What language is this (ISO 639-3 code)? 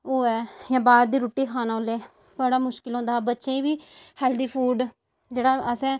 doi